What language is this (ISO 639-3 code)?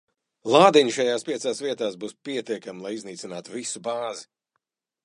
lav